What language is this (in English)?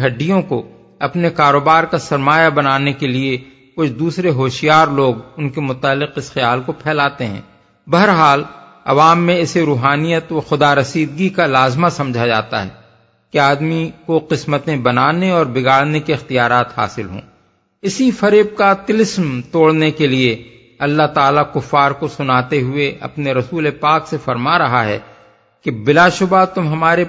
Urdu